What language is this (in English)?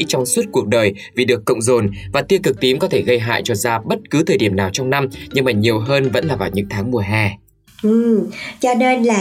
Vietnamese